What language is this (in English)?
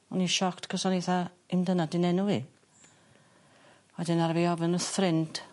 Welsh